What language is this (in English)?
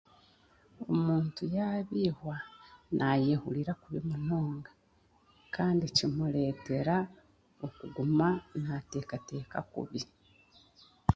Chiga